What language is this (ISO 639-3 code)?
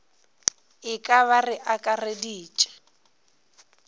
nso